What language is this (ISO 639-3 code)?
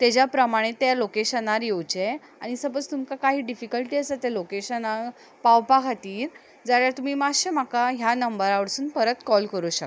kok